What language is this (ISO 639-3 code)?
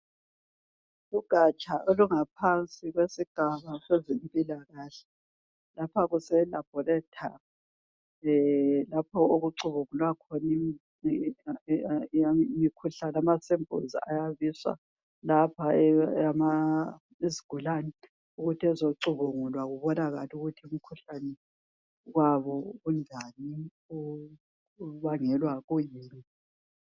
nde